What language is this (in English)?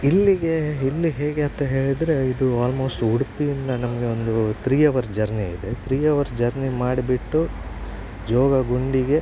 Kannada